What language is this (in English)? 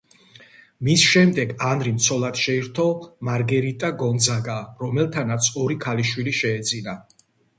Georgian